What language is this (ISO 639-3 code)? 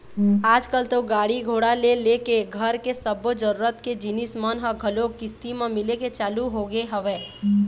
hne